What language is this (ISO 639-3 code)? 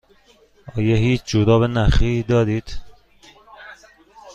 fas